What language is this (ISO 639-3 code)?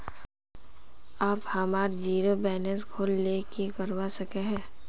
mag